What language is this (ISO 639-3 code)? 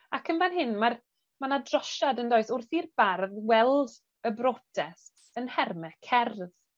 cym